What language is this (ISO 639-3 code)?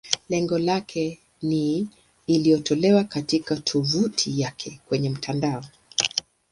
swa